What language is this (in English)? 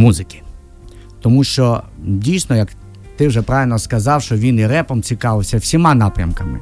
Ukrainian